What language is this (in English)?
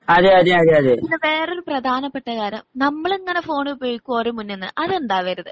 Malayalam